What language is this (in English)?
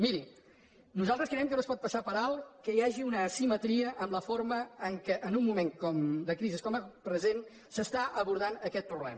Catalan